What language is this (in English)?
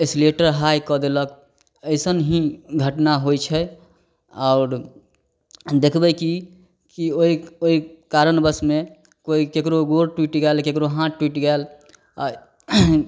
Maithili